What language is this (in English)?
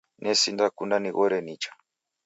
Taita